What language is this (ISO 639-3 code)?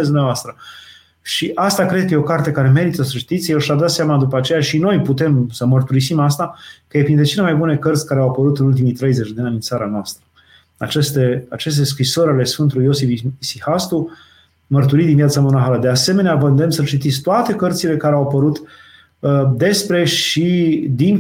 ron